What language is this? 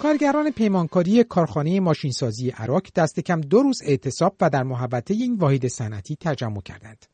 Persian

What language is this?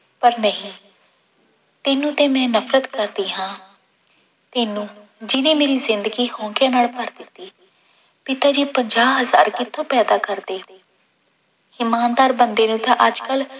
Punjabi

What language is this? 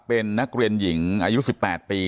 Thai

